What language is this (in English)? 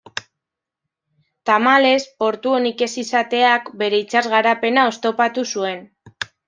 Basque